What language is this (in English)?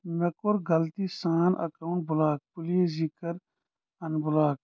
Kashmiri